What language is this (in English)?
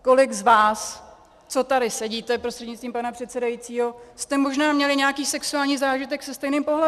Czech